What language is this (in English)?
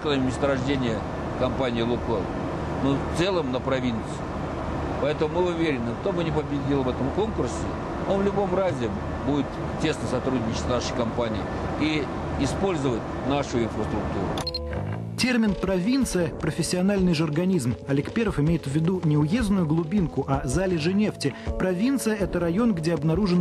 Russian